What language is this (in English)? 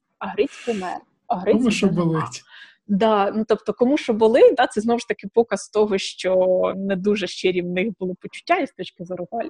Ukrainian